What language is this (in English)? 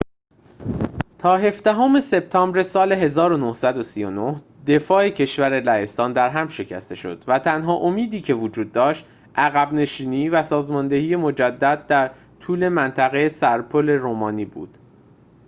Persian